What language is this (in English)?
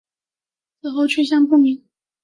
Chinese